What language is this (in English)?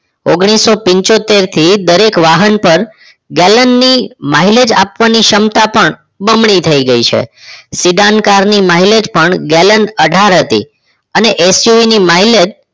Gujarati